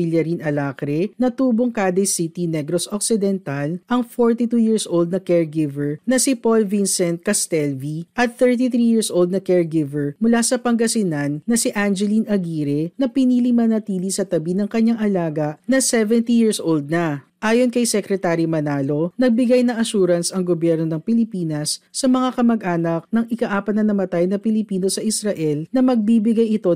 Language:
Filipino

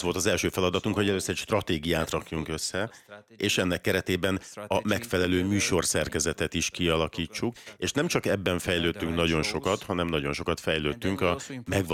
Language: Hungarian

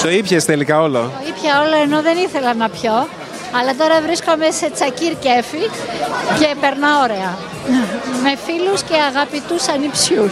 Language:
Greek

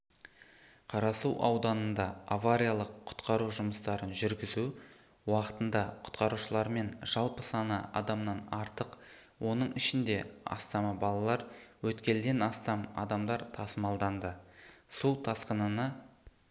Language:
Kazakh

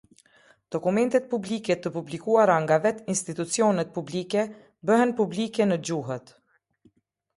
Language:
Albanian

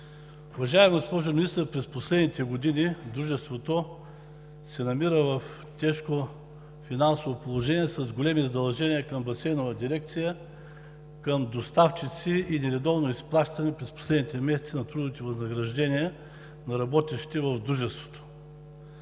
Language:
Bulgarian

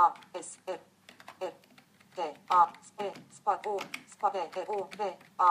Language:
Romanian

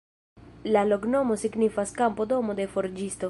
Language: Esperanto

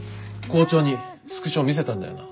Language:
Japanese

